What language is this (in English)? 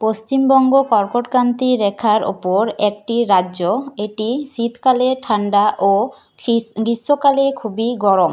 Bangla